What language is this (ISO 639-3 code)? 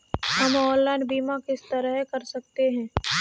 hin